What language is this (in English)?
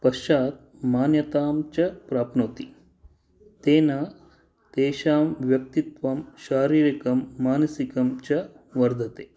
Sanskrit